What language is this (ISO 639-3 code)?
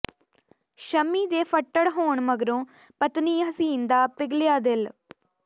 pan